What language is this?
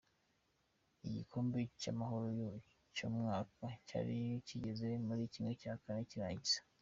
Kinyarwanda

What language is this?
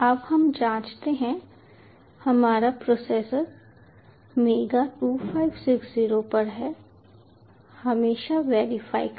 Hindi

